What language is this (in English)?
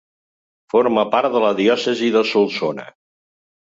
Catalan